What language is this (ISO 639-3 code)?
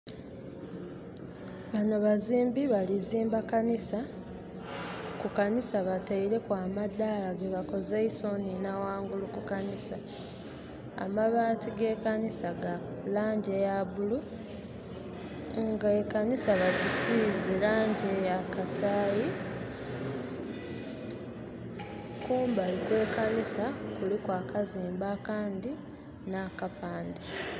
xog